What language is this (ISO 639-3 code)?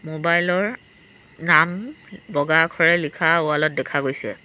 asm